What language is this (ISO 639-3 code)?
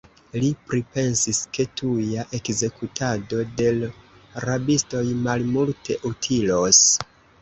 epo